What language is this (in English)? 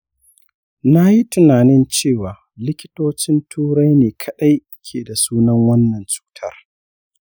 Hausa